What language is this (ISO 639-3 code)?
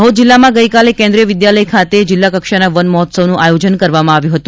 guj